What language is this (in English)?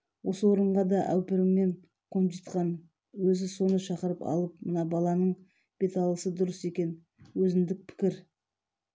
Kazakh